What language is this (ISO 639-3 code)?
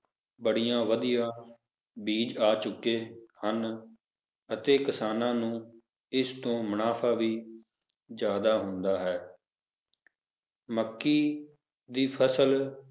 pan